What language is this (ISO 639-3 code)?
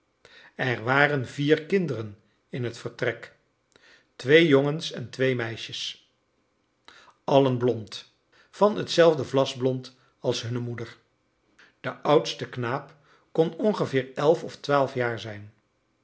nld